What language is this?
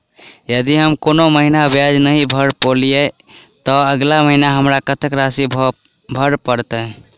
Maithili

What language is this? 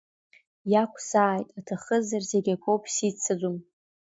Abkhazian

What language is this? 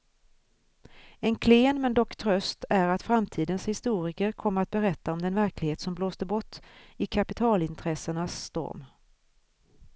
Swedish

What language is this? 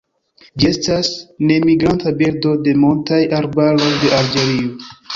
Esperanto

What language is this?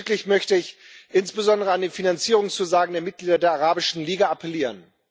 German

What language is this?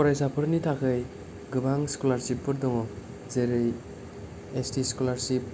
Bodo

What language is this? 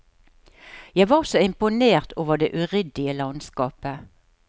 Norwegian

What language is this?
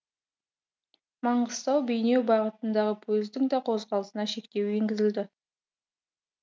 Kazakh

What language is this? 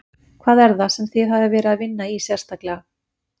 Icelandic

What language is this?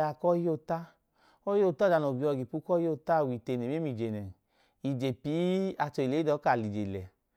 Idoma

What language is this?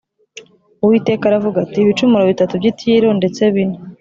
Kinyarwanda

